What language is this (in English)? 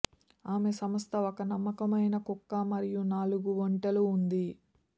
Telugu